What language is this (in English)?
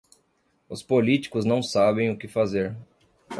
Portuguese